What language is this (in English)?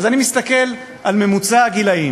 Hebrew